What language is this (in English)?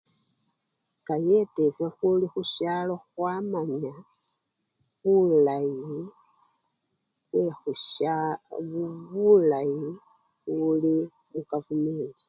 Luyia